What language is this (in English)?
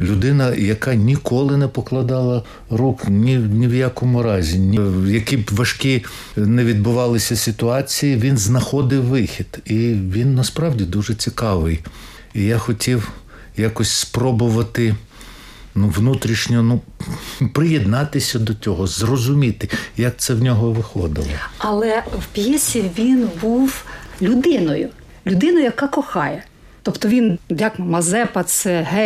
Ukrainian